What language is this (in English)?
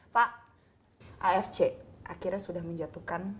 Indonesian